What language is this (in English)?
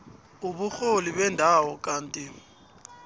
South Ndebele